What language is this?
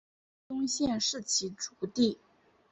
Chinese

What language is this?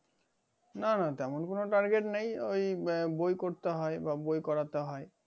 Bangla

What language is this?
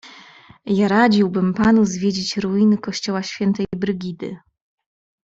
Polish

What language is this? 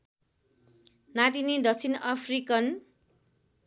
Nepali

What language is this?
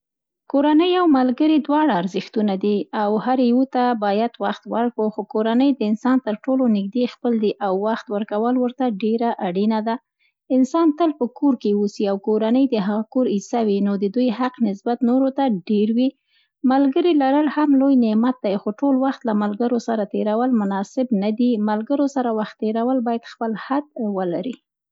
Central Pashto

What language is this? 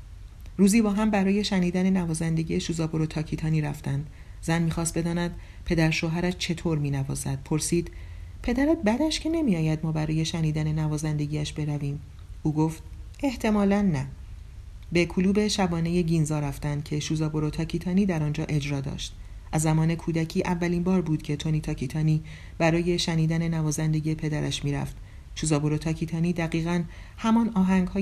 Persian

